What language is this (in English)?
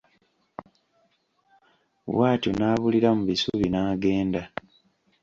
Ganda